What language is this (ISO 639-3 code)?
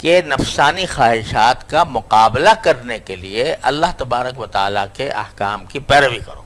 urd